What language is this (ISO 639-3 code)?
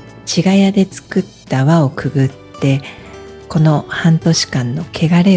jpn